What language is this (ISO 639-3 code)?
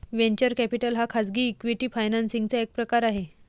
mar